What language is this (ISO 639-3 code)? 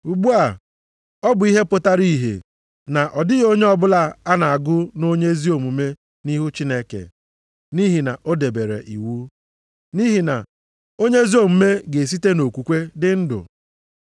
ibo